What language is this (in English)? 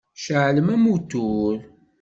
Kabyle